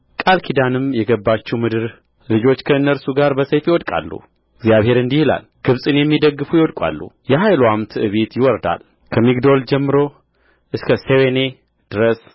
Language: Amharic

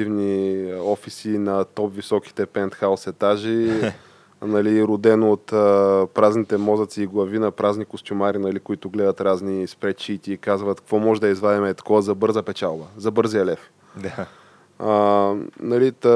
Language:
Bulgarian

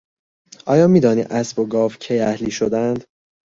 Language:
Persian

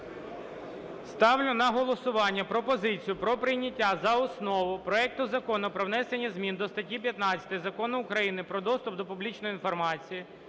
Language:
Ukrainian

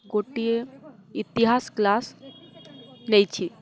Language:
Odia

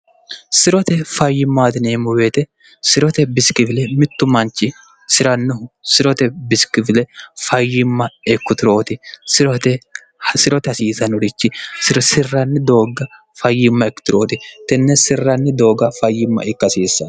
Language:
Sidamo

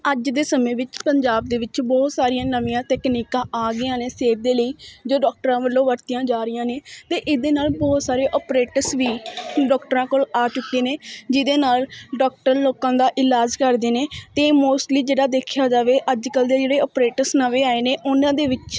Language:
Punjabi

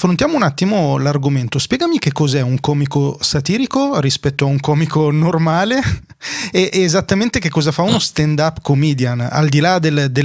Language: Italian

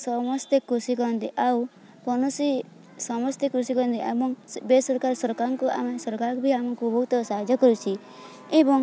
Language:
Odia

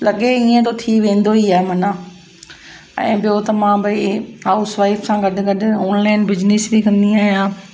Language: Sindhi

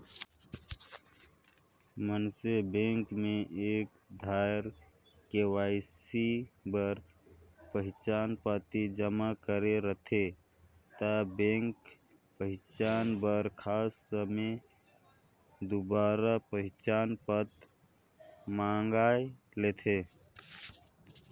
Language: Chhattisgarhi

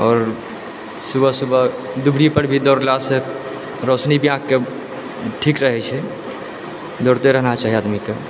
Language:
Maithili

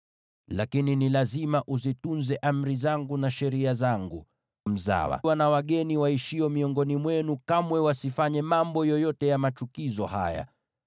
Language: Swahili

